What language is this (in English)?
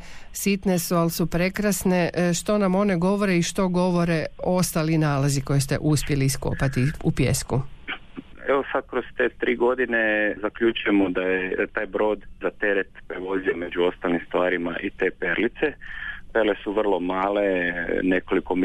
Croatian